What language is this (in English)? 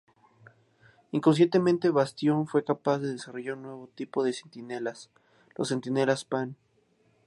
Spanish